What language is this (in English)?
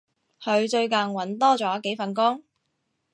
Cantonese